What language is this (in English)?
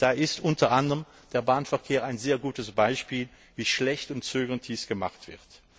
German